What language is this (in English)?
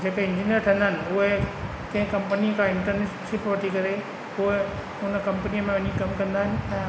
Sindhi